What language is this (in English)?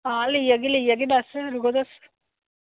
Dogri